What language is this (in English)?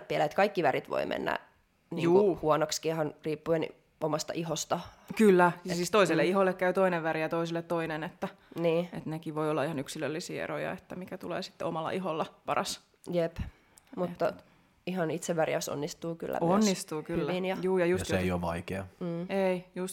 Finnish